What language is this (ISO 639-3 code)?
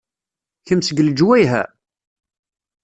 kab